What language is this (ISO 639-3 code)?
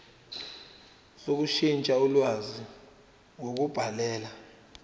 zul